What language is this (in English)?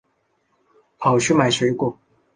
Chinese